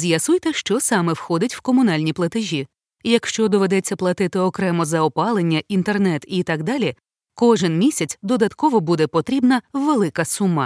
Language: Ukrainian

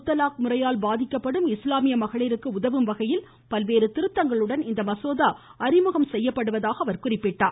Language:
Tamil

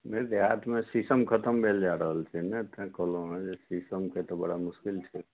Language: Maithili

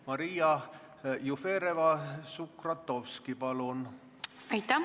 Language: Estonian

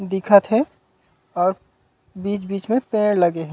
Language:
Chhattisgarhi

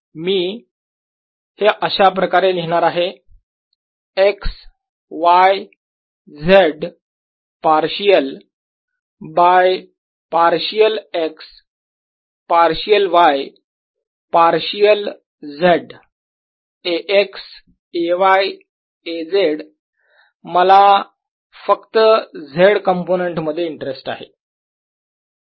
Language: Marathi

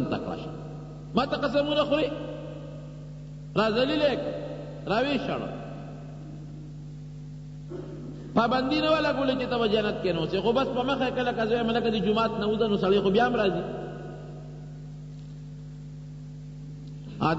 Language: Indonesian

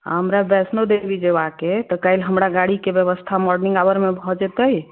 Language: Maithili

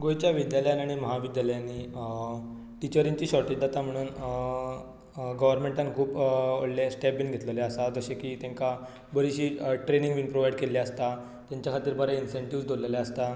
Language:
Konkani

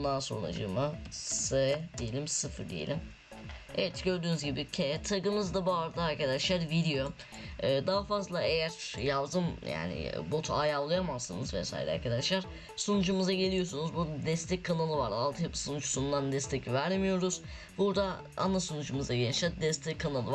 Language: Turkish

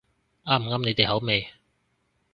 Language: Cantonese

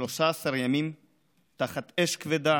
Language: Hebrew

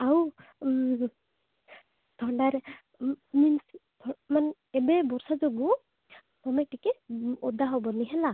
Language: Odia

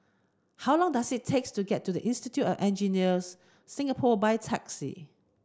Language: English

